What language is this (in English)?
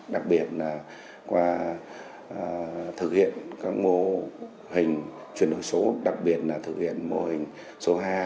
Vietnamese